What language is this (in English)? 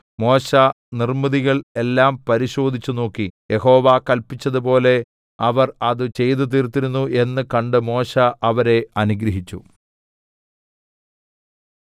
Malayalam